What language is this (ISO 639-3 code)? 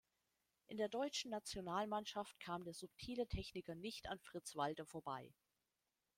deu